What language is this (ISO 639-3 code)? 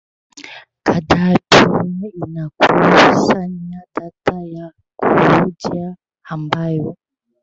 swa